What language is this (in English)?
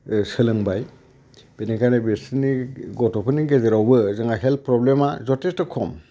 Bodo